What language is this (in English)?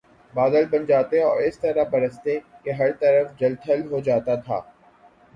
Urdu